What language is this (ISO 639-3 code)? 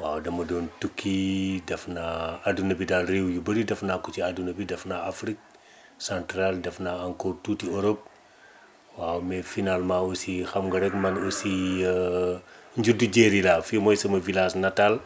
wol